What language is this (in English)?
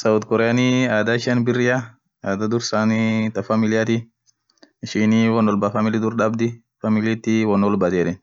Orma